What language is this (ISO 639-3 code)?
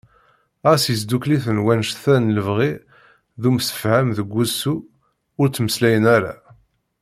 kab